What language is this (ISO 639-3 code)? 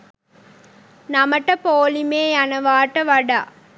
sin